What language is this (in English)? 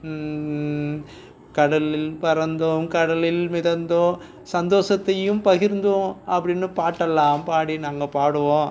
Tamil